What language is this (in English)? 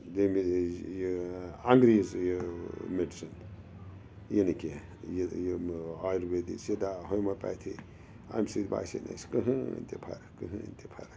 Kashmiri